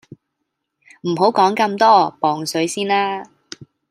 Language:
Cantonese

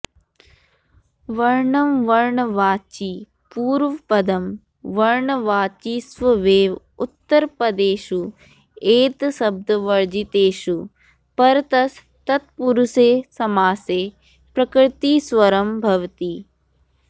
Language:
Sanskrit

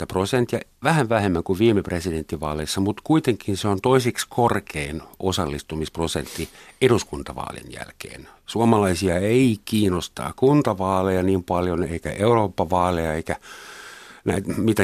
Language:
Finnish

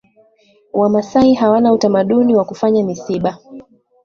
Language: Swahili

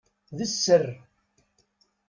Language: Kabyle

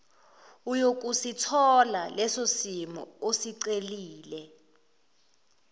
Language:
Zulu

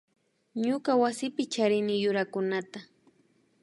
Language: Imbabura Highland Quichua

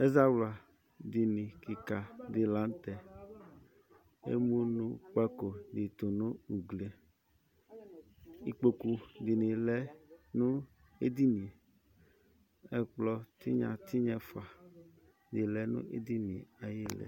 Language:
Ikposo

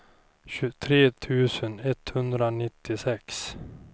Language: Swedish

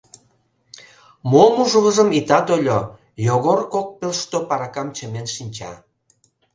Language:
Mari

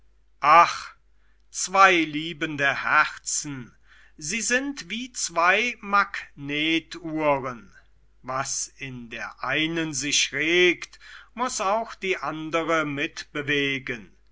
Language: German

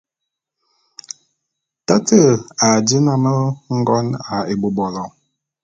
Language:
Bulu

